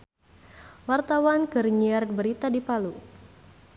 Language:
Sundanese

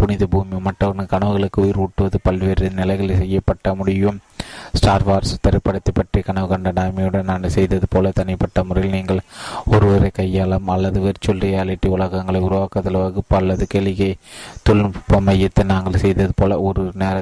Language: Tamil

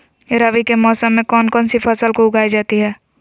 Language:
Magahi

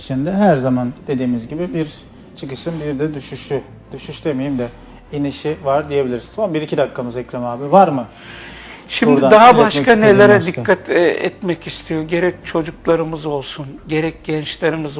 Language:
Turkish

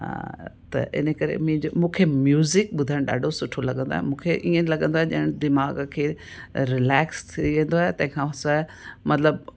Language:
Sindhi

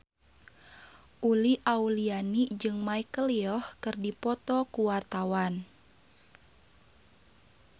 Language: Sundanese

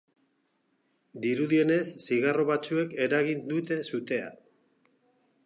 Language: Basque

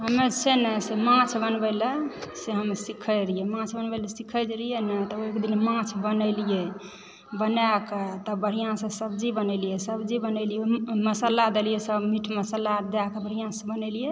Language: Maithili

